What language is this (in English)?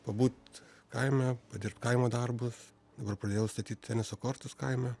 Lithuanian